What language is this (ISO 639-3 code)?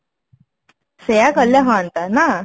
ori